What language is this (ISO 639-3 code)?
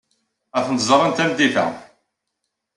kab